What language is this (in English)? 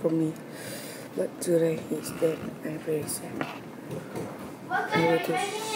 English